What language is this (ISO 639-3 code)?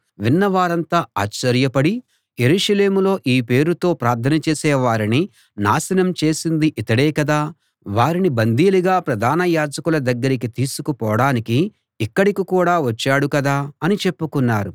tel